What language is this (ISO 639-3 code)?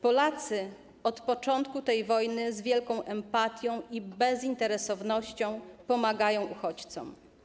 pol